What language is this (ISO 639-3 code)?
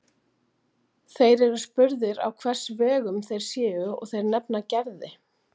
isl